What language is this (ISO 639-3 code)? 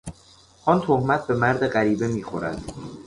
fas